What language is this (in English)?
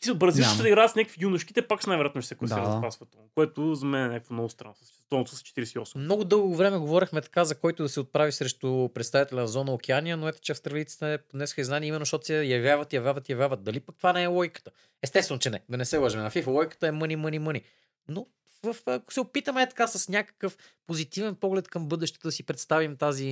Bulgarian